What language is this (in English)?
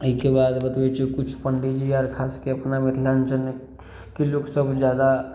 Maithili